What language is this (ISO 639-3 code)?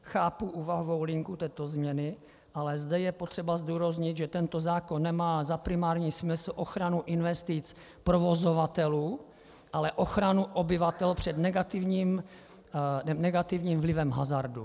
ces